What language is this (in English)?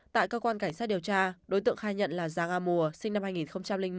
Vietnamese